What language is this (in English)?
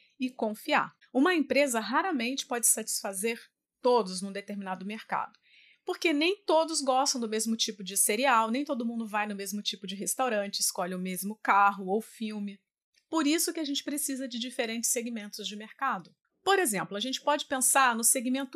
Portuguese